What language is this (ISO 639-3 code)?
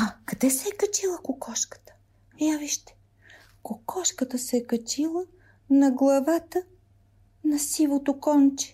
bul